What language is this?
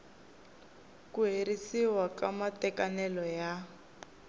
Tsonga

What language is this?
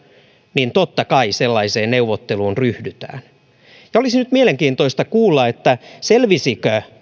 Finnish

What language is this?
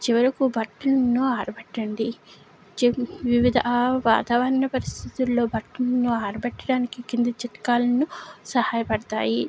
Telugu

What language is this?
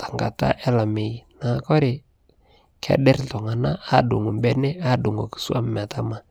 Masai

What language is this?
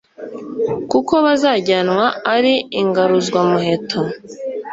Kinyarwanda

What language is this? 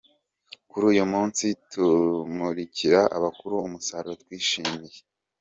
Kinyarwanda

